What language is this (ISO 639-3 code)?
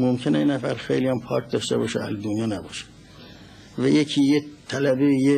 fas